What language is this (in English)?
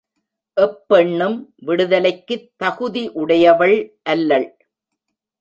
Tamil